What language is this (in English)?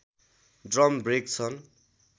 Nepali